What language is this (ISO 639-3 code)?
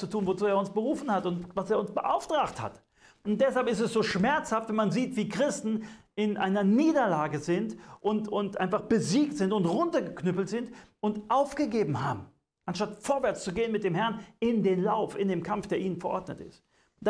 deu